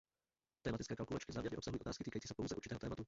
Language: Czech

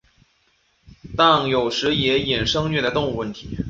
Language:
Chinese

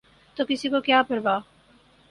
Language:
Urdu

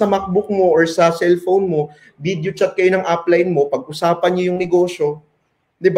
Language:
Filipino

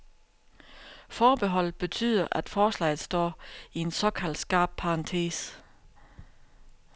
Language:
Danish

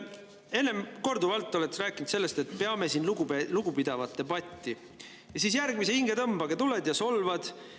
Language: Estonian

